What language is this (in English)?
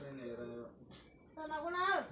Kannada